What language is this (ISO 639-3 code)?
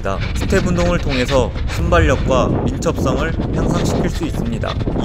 kor